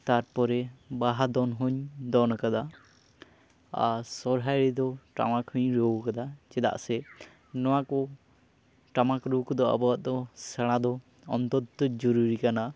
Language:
Santali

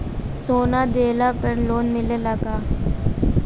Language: Bhojpuri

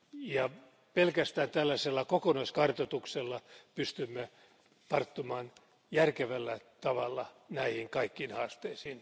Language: Finnish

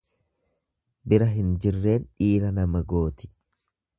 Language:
Oromo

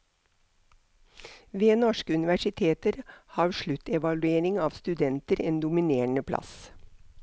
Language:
Norwegian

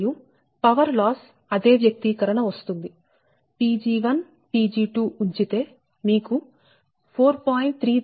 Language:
Telugu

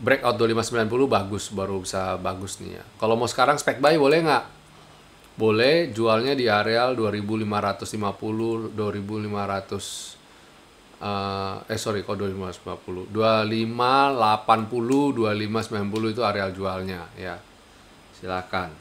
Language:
Indonesian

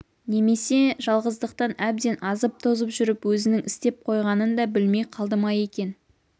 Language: Kazakh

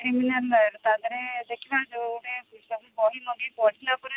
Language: Odia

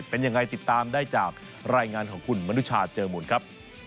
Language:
Thai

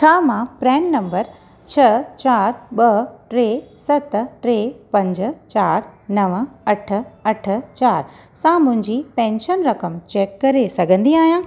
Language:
Sindhi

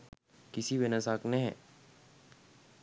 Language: Sinhala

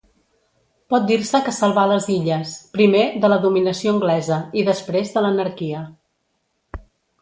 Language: Catalan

